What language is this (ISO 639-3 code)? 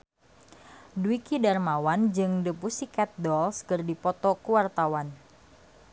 sun